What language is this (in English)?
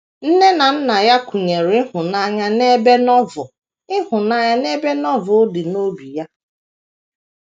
Igbo